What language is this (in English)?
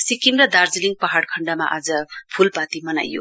Nepali